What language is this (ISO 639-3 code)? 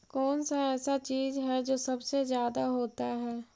mag